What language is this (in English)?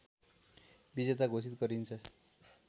Nepali